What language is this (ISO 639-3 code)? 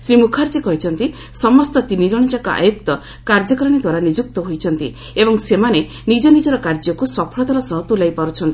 ori